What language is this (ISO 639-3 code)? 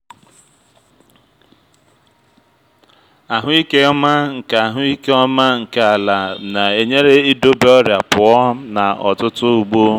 ibo